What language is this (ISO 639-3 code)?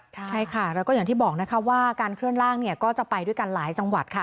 tha